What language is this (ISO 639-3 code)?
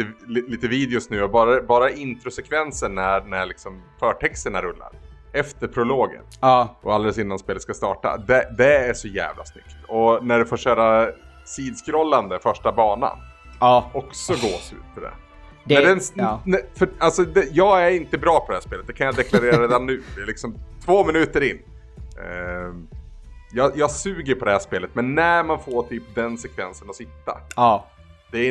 swe